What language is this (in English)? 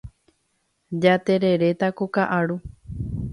Guarani